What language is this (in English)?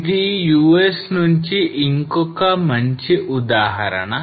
Telugu